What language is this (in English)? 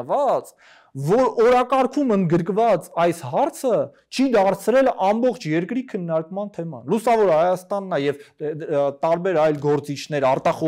Romanian